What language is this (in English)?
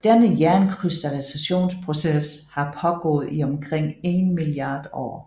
Danish